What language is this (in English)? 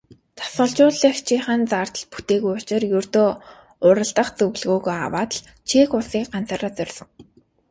Mongolian